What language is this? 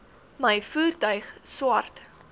Afrikaans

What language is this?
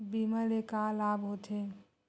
Chhattisgarhi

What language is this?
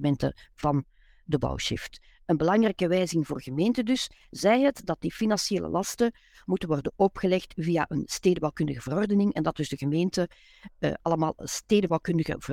Dutch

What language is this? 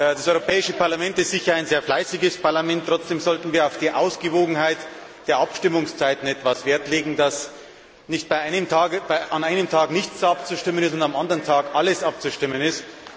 German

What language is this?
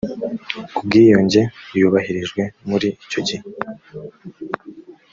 Kinyarwanda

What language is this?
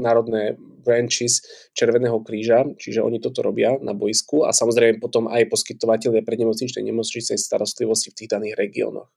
Slovak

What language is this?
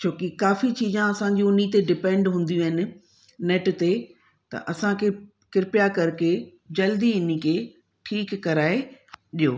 Sindhi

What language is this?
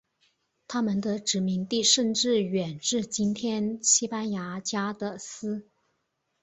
Chinese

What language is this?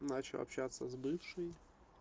Russian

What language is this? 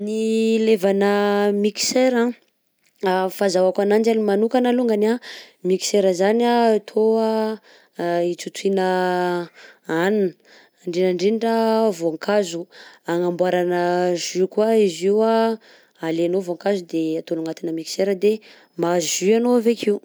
Southern Betsimisaraka Malagasy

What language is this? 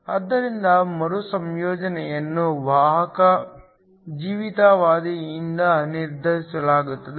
Kannada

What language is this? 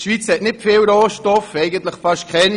Swiss German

